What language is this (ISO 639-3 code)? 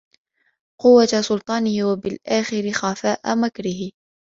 ara